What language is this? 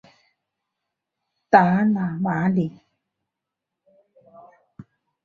Chinese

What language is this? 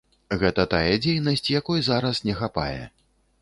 Belarusian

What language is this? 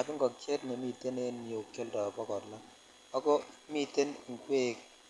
Kalenjin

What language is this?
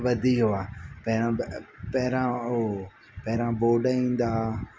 Sindhi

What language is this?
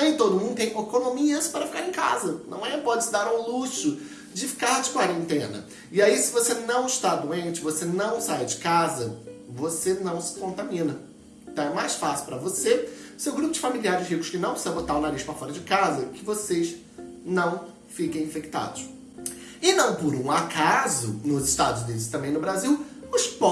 Portuguese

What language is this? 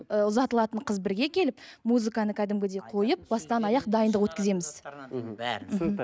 Kazakh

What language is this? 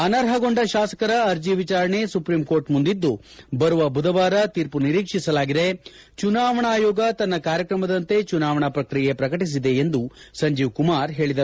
Kannada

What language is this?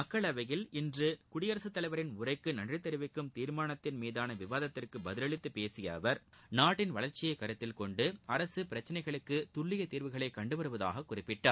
Tamil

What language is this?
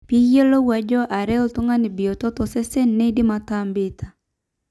Masai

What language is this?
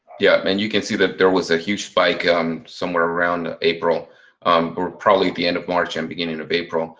English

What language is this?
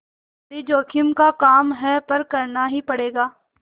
Hindi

